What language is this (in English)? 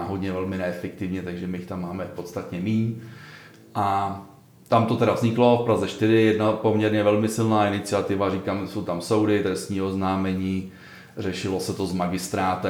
Czech